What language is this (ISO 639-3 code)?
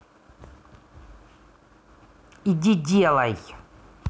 rus